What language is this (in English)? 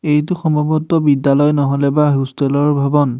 Assamese